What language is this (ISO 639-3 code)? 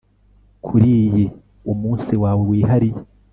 kin